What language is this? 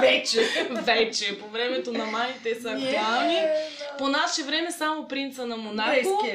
Bulgarian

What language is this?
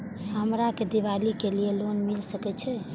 Maithili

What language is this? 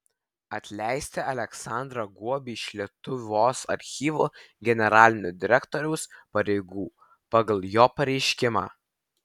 Lithuanian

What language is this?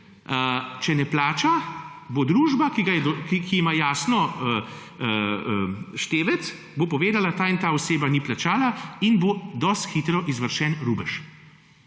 Slovenian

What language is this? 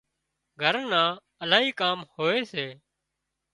Wadiyara Koli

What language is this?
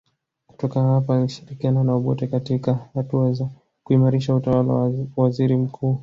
Swahili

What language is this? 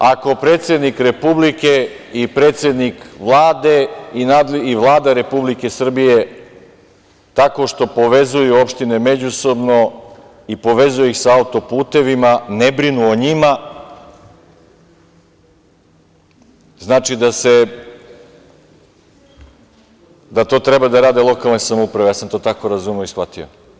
Serbian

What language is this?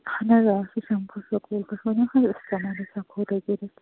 Kashmiri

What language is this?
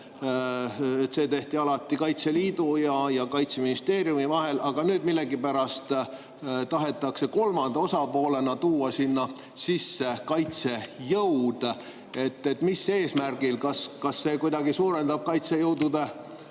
Estonian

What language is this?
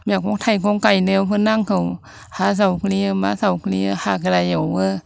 Bodo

